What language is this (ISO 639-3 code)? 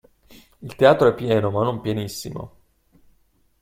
ita